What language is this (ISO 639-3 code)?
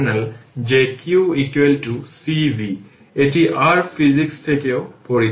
ben